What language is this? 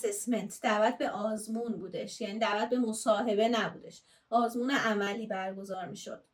Persian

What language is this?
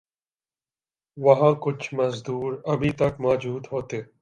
Urdu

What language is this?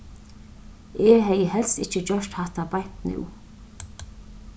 Faroese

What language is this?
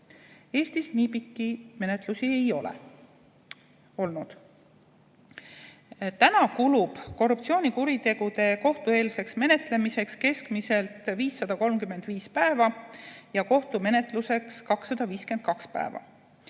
Estonian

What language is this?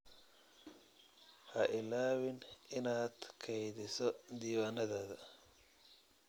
Somali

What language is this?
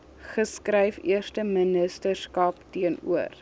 Afrikaans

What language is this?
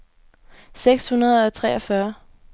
Danish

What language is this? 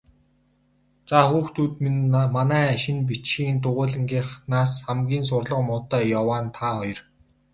Mongolian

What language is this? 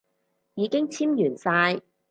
Cantonese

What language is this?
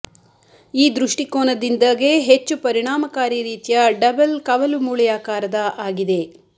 Kannada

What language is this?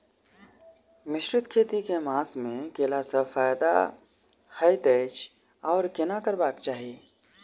Maithili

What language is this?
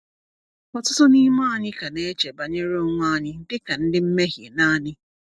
Igbo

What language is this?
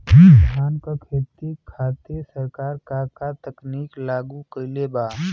Bhojpuri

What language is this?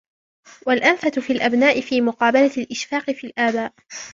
Arabic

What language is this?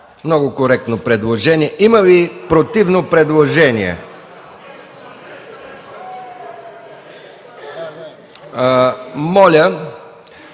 Bulgarian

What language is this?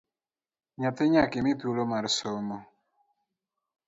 Luo (Kenya and Tanzania)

